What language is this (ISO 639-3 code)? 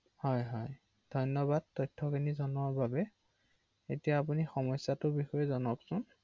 asm